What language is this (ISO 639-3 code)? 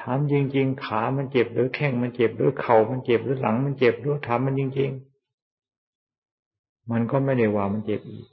tha